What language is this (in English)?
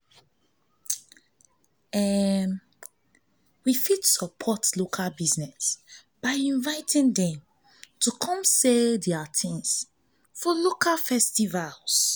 Nigerian Pidgin